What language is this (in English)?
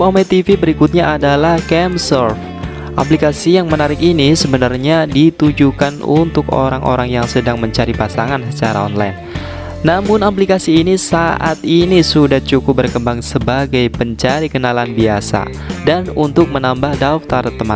Indonesian